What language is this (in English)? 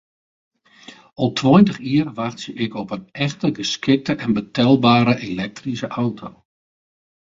Western Frisian